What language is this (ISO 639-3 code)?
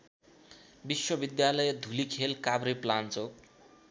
nep